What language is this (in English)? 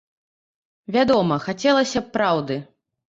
Belarusian